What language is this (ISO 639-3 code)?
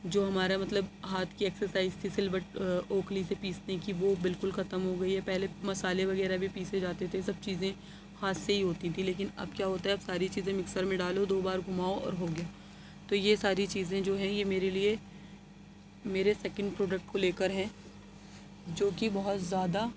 urd